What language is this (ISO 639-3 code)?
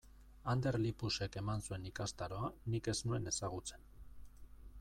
eus